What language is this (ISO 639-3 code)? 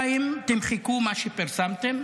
heb